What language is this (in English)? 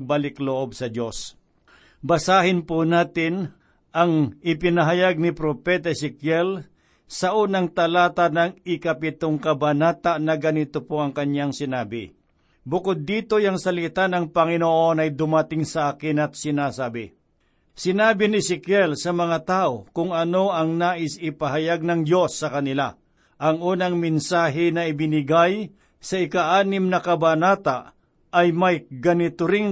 Filipino